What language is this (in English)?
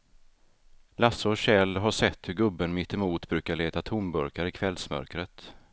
Swedish